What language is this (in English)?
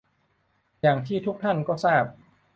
Thai